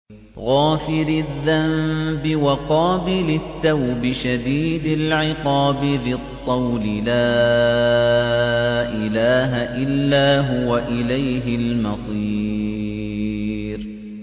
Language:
Arabic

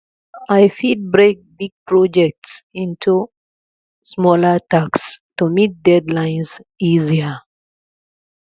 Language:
Nigerian Pidgin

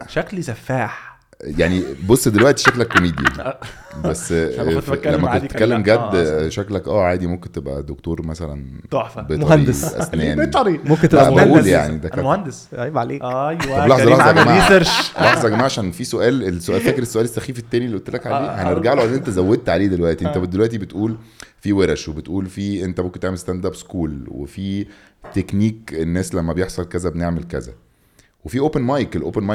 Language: Arabic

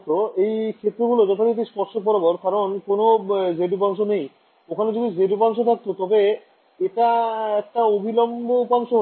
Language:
Bangla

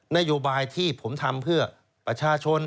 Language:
Thai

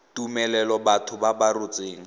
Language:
Tswana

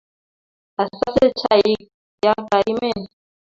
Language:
Kalenjin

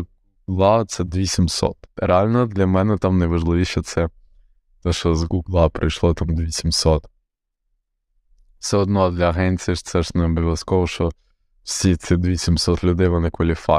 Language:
Ukrainian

